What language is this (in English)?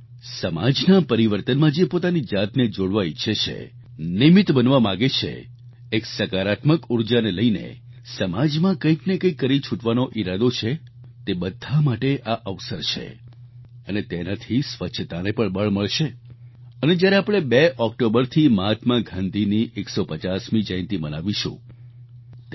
Gujarati